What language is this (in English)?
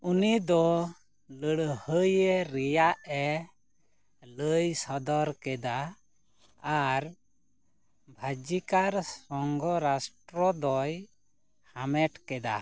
Santali